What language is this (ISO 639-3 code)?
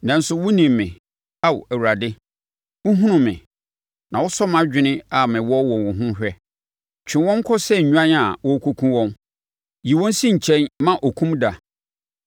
aka